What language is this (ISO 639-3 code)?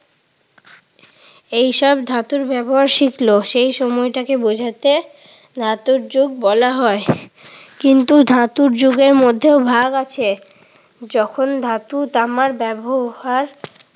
ben